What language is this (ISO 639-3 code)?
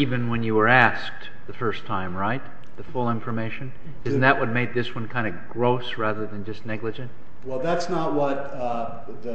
eng